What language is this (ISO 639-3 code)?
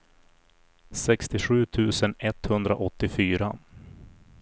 swe